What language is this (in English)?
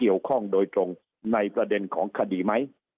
Thai